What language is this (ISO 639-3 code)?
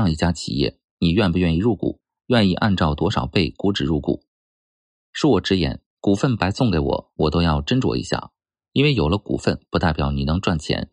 zho